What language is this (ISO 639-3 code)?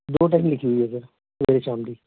pan